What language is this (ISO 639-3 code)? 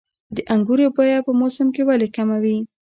pus